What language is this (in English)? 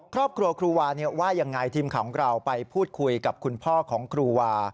Thai